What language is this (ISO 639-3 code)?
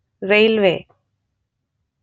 kan